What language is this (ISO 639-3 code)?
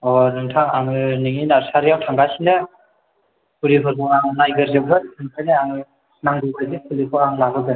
brx